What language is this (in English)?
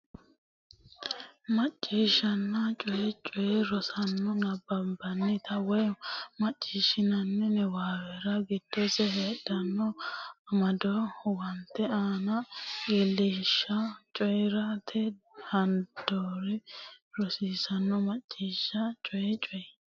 Sidamo